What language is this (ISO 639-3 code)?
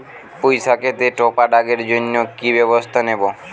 ben